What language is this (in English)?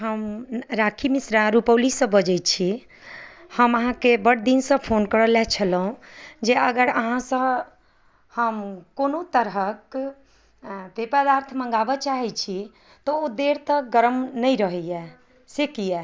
Maithili